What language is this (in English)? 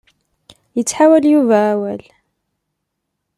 Kabyle